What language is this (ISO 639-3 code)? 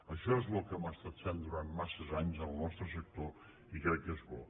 cat